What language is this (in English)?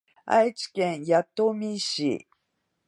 Japanese